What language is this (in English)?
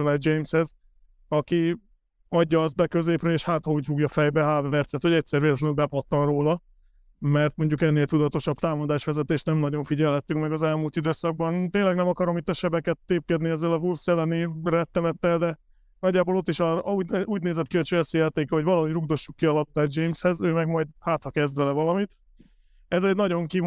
Hungarian